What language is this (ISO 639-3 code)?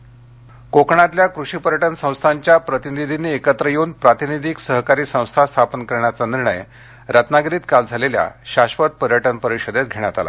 mar